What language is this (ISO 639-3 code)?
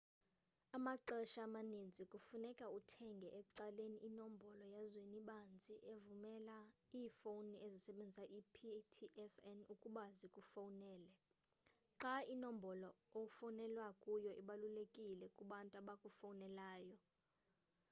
xho